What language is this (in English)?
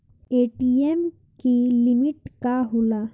Bhojpuri